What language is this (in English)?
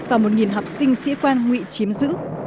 Vietnamese